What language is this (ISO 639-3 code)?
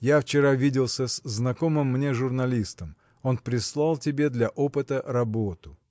rus